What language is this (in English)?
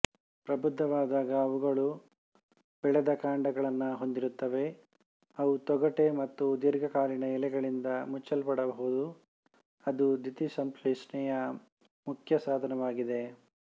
Kannada